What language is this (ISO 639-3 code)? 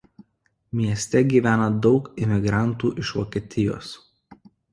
lit